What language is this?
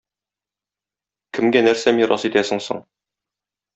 Tatar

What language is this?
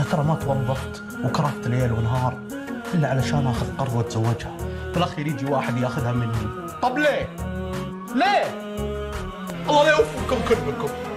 Arabic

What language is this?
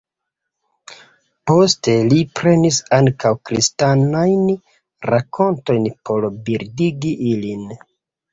Esperanto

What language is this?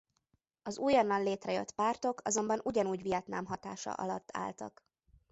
Hungarian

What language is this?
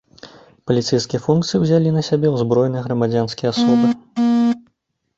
Belarusian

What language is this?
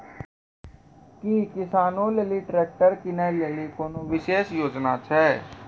Maithili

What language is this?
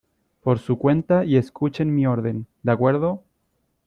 Spanish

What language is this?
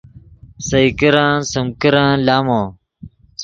Yidgha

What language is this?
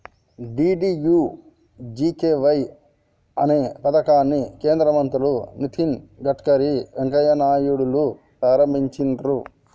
Telugu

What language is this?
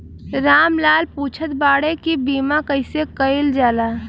Bhojpuri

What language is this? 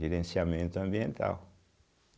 Portuguese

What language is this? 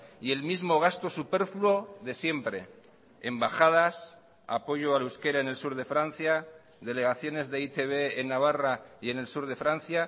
Spanish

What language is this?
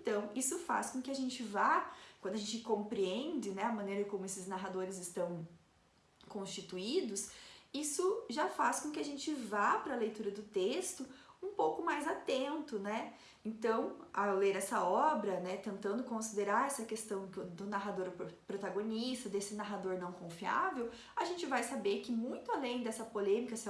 Portuguese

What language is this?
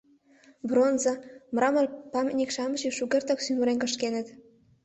Mari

